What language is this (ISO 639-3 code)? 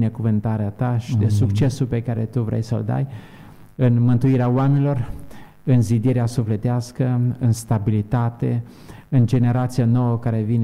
ron